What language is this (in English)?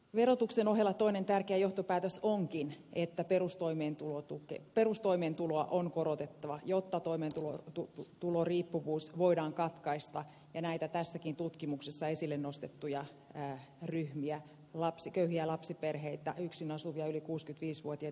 Finnish